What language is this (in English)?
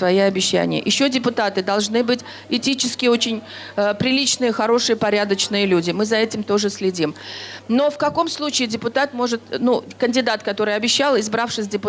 Russian